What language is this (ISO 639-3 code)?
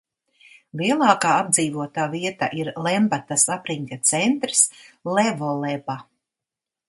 lav